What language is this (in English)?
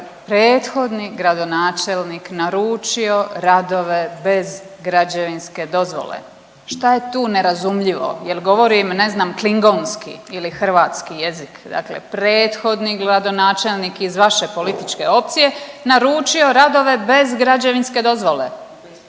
Croatian